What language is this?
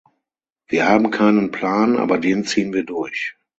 German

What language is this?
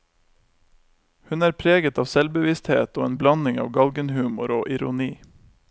Norwegian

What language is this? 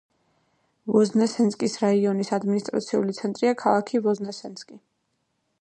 Georgian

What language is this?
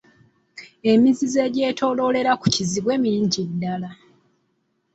Ganda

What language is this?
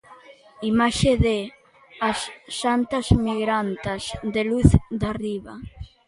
Galician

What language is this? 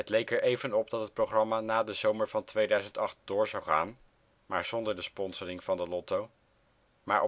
Dutch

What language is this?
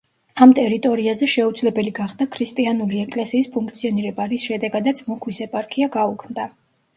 Georgian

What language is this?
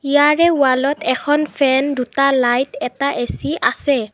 Assamese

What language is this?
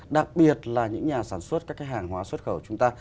Vietnamese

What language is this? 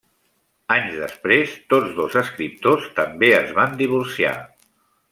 Catalan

